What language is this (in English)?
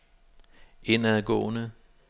Danish